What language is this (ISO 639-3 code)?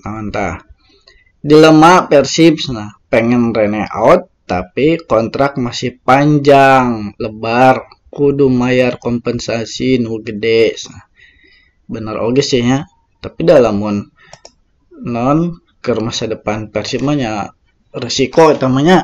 ind